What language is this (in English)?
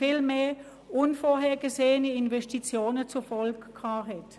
Swiss German